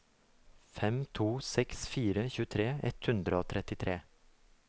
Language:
Norwegian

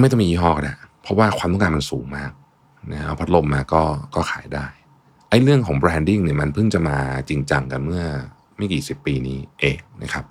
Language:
Thai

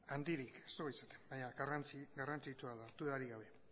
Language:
Basque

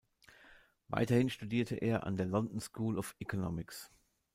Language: German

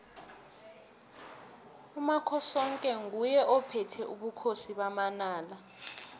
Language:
South Ndebele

